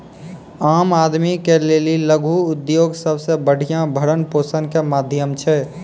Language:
Maithili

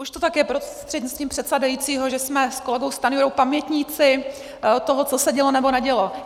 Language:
Czech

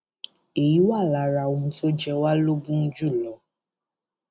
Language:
Yoruba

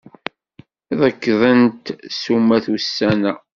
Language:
Kabyle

